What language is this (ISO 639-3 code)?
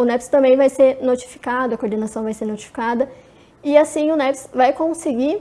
por